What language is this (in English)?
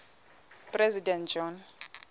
Xhosa